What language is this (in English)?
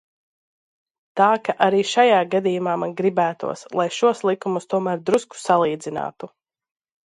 Latvian